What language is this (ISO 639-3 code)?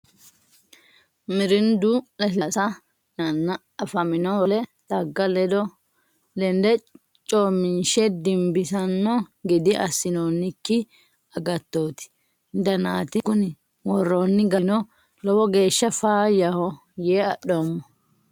sid